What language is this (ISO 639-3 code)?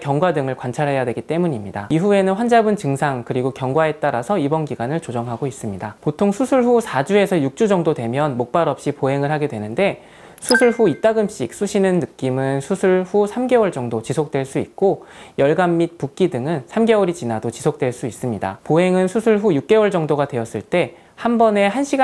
kor